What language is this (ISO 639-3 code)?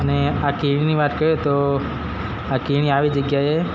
guj